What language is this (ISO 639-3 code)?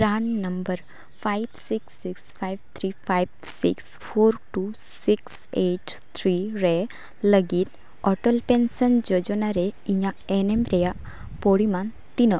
sat